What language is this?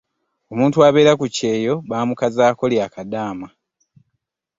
Ganda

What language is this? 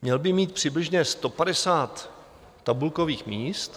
Czech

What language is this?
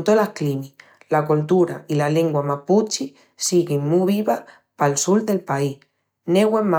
Extremaduran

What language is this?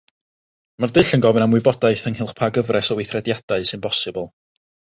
Welsh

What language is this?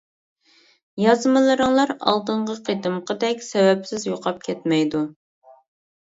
Uyghur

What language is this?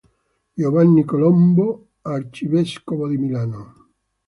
Italian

